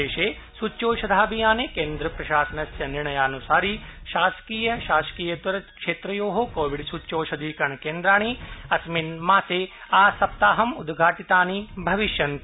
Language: Sanskrit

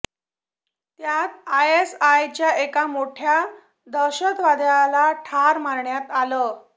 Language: Marathi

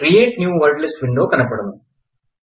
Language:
Telugu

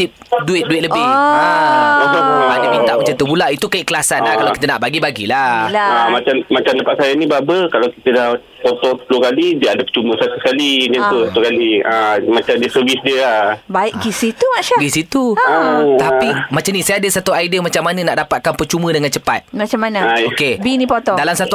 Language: Malay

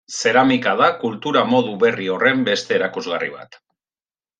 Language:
Basque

